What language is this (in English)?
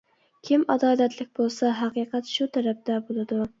Uyghur